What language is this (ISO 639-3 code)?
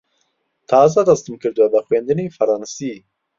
ckb